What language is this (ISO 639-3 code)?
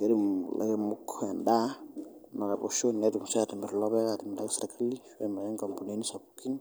mas